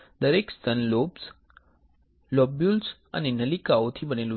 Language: Gujarati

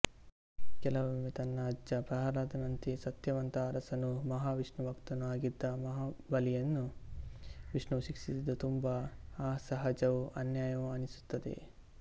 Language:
Kannada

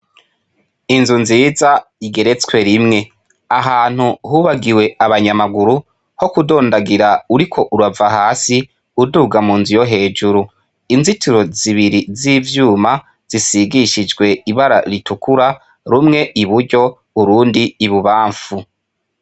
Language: Rundi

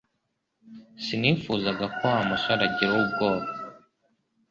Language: Kinyarwanda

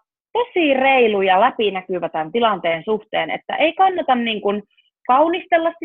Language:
Finnish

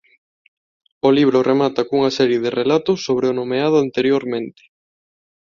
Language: Galician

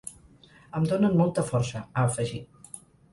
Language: Catalan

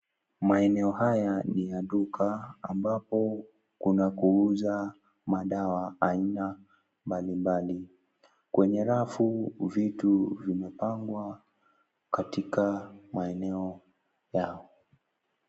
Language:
Swahili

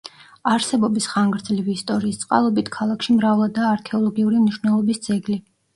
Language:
Georgian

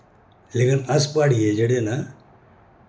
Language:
Dogri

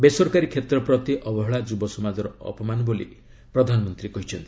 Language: Odia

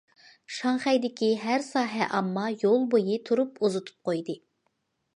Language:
Uyghur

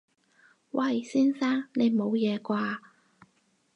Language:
Cantonese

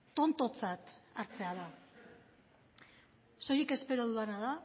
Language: Basque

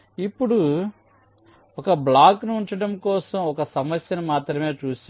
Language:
Telugu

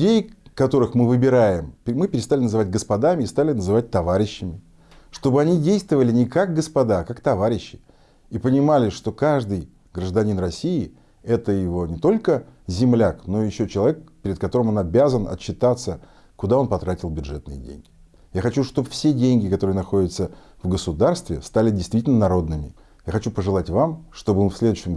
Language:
Russian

